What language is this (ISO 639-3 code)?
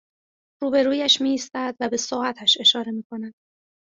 fas